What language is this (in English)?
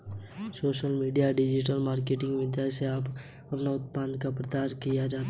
Hindi